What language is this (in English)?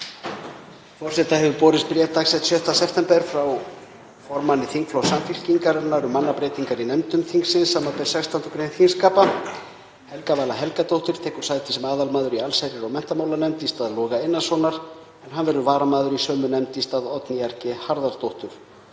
Icelandic